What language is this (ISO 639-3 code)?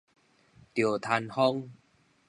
nan